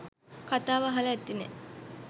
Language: Sinhala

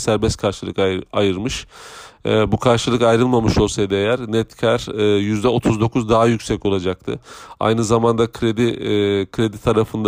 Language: Turkish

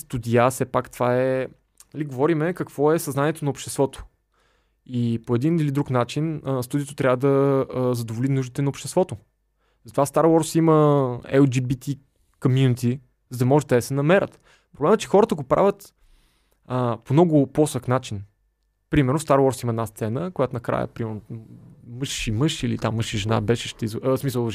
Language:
Bulgarian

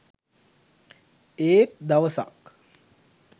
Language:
Sinhala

